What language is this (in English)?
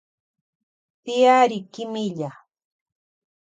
Loja Highland Quichua